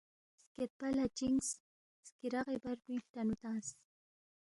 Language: Balti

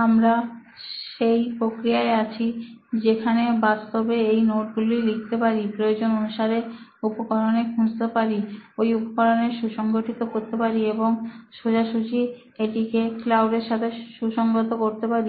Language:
Bangla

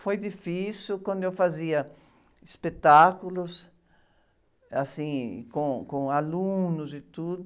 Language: Portuguese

